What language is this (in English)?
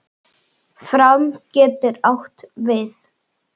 Icelandic